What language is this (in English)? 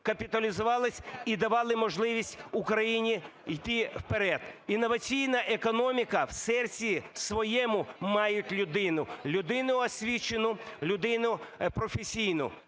Ukrainian